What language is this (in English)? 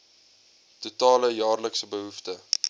Afrikaans